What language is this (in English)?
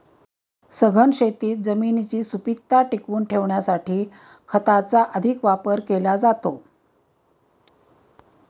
Marathi